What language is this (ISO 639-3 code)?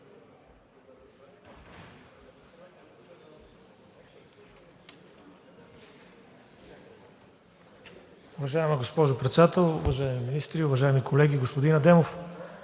bul